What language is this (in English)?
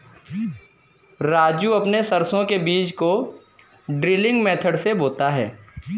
Hindi